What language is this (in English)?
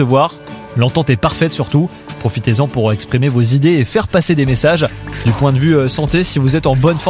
French